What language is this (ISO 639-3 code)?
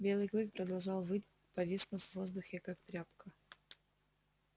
rus